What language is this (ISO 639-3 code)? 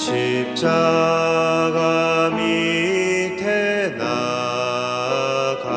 kor